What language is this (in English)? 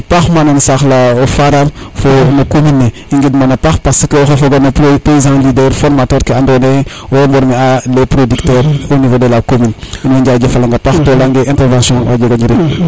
Serer